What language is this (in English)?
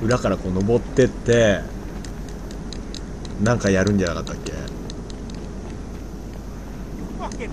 Japanese